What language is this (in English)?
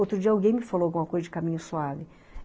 Portuguese